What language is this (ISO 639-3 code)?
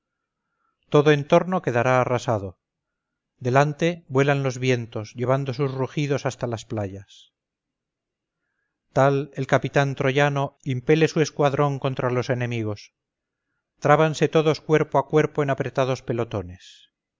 spa